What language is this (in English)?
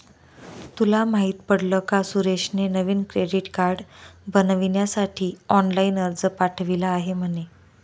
Marathi